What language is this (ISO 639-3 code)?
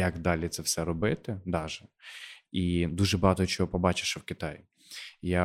ukr